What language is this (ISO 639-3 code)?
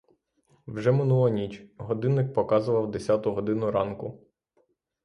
ukr